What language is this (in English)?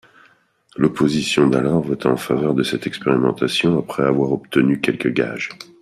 French